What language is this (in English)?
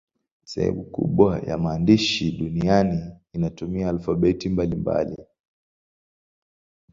Swahili